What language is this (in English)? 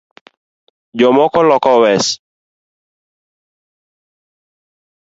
Luo (Kenya and Tanzania)